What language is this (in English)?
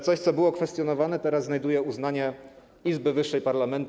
Polish